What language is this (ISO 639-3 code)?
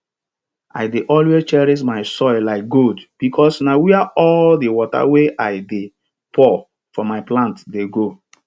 pcm